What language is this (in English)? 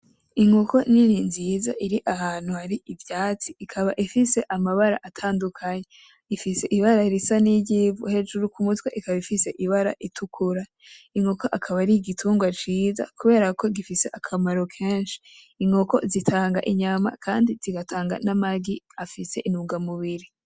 Rundi